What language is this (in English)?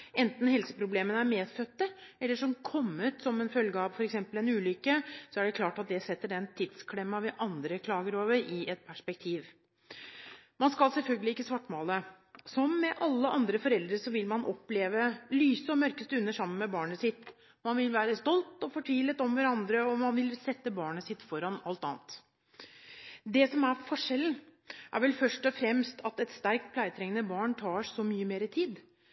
Norwegian Bokmål